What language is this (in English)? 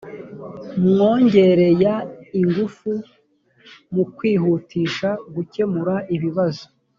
Kinyarwanda